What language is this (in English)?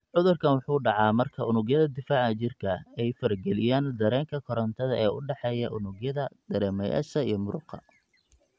Somali